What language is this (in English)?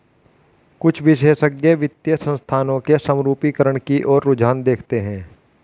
Hindi